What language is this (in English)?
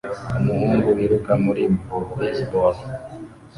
Kinyarwanda